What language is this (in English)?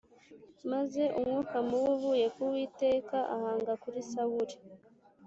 Kinyarwanda